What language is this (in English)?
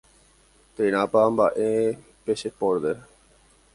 Guarani